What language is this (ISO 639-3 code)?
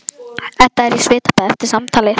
isl